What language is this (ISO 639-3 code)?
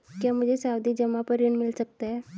hin